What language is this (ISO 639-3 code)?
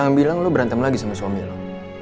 ind